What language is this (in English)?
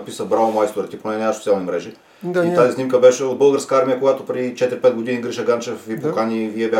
Bulgarian